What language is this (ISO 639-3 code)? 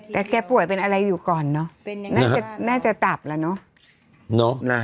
tha